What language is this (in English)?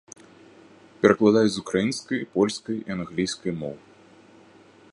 Belarusian